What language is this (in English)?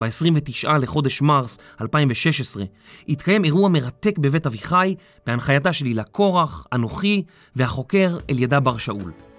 Hebrew